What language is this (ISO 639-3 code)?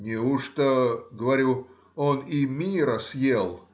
rus